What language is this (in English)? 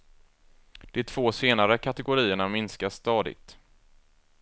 Swedish